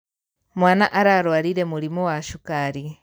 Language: Kikuyu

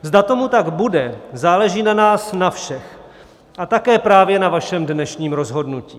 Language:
Czech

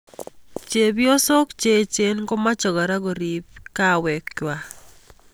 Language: Kalenjin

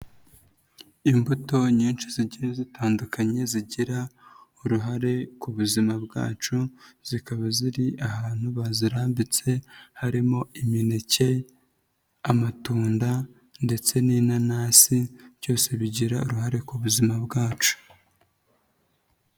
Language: Kinyarwanda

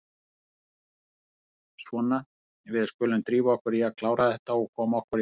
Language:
Icelandic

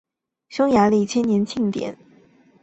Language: Chinese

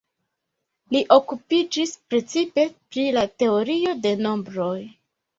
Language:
Esperanto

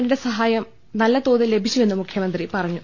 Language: Malayalam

